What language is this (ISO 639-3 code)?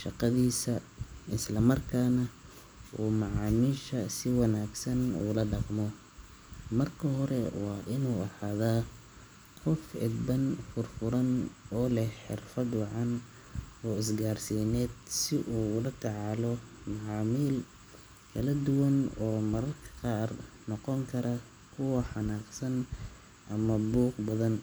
som